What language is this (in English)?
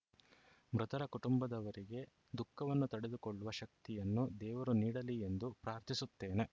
Kannada